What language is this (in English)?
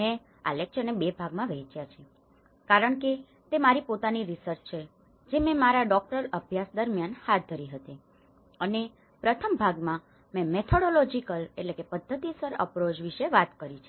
Gujarati